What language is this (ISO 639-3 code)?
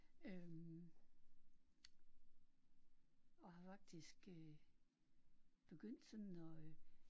dan